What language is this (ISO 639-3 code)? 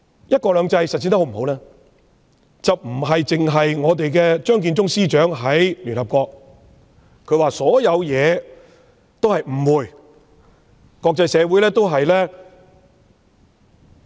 yue